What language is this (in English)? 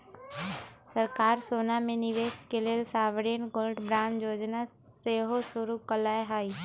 Magahi